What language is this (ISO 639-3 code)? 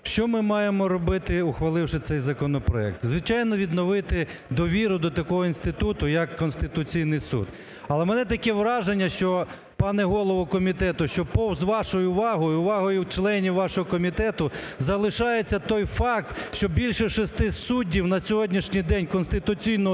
ukr